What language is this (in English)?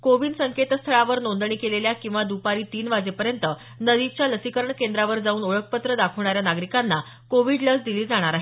Marathi